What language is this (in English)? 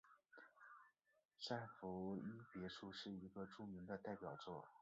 Chinese